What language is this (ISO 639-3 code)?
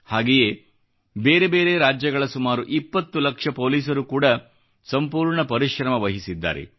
kan